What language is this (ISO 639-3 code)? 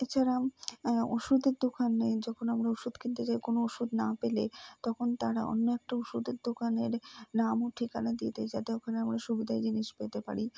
ben